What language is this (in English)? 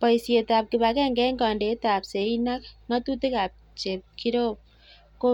Kalenjin